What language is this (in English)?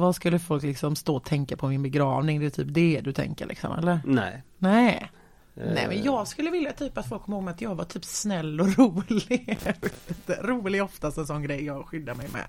Swedish